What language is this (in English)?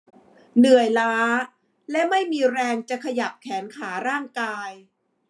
Thai